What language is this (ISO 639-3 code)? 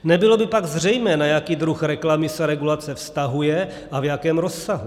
ces